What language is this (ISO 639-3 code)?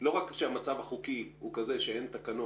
heb